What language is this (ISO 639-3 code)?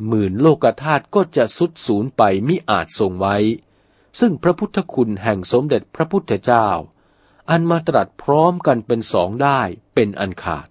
tha